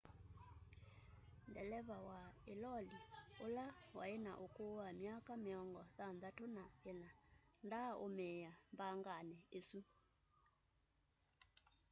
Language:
Kamba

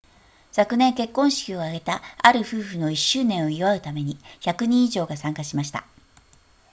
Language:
Japanese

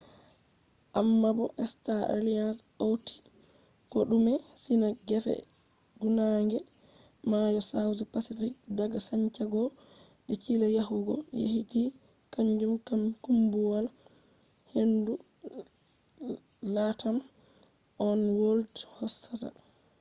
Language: Fula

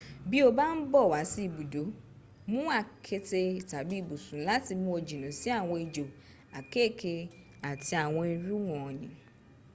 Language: Yoruba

